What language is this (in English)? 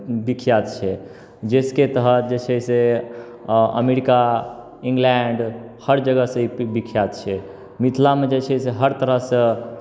Maithili